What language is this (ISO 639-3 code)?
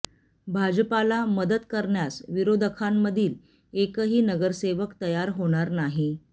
mar